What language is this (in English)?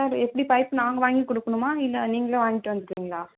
Tamil